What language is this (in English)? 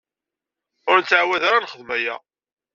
Kabyle